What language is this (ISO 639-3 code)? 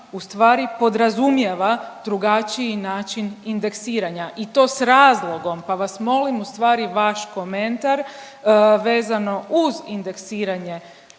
hrv